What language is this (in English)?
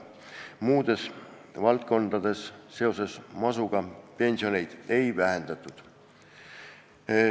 Estonian